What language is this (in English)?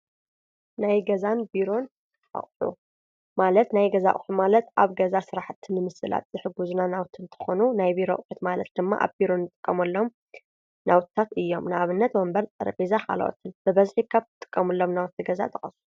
Tigrinya